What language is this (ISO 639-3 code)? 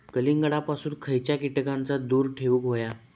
mar